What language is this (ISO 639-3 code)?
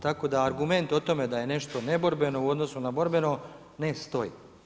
hrv